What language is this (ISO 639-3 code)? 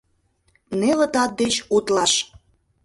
chm